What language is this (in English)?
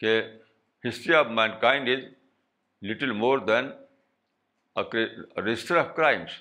Urdu